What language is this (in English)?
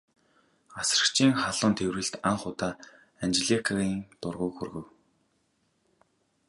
Mongolian